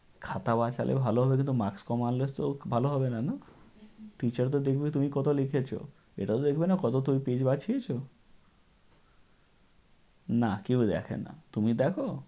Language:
Bangla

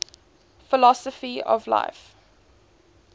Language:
English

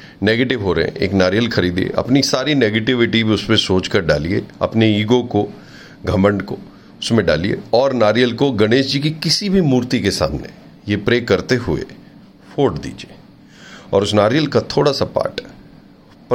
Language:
Hindi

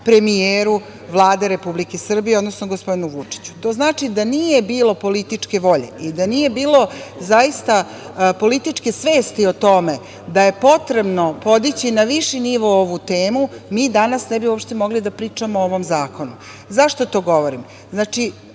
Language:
Serbian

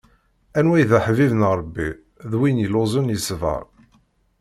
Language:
Kabyle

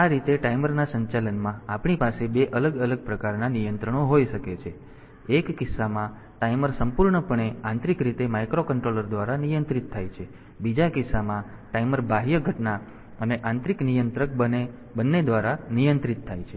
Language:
Gujarati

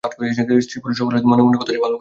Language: Bangla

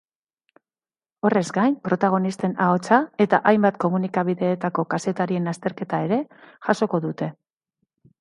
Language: Basque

